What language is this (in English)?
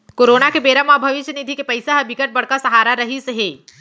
Chhattisgarhi